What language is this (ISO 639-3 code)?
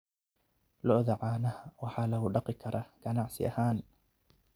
som